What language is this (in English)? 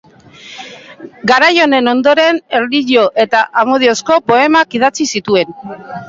Basque